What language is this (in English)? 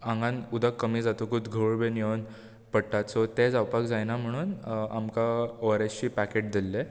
Konkani